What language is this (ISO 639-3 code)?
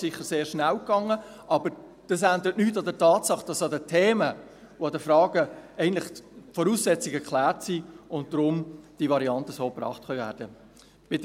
gsw